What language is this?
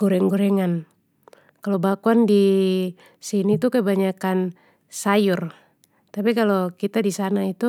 Papuan Malay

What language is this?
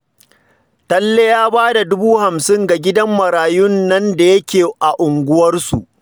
Hausa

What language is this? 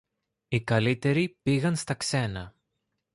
Greek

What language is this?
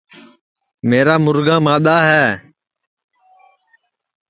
Sansi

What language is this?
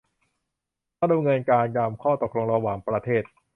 Thai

